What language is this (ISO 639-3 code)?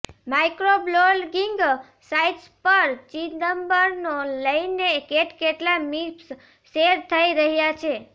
guj